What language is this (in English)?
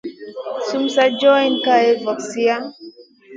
Masana